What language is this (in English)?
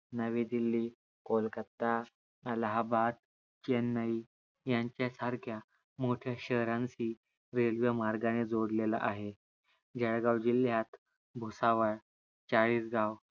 Marathi